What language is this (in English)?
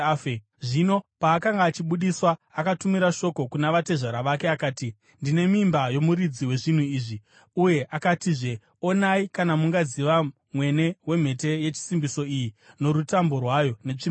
Shona